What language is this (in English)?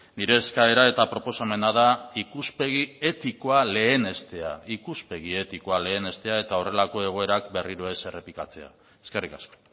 Basque